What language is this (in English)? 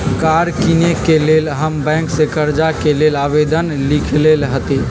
Magahi